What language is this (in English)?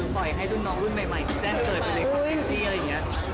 Thai